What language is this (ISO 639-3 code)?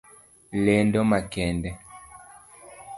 luo